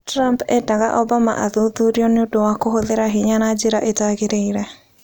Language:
Kikuyu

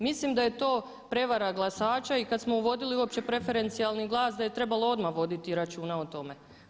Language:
Croatian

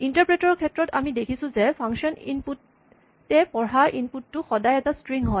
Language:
Assamese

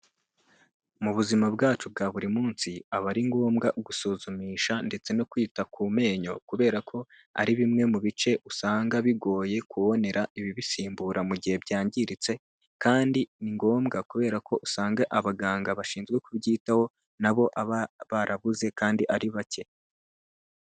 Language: Kinyarwanda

